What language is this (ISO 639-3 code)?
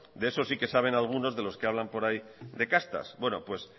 spa